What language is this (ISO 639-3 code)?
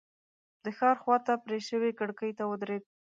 pus